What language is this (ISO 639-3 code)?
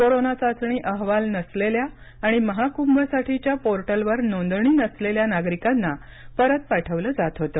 mar